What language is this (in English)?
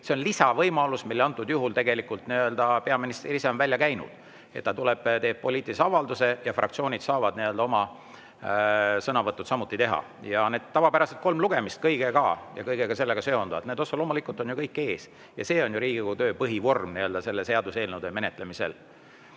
Estonian